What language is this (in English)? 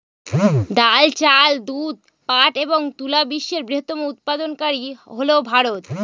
Bangla